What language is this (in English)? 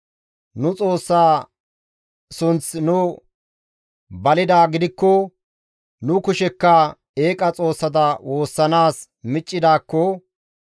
Gamo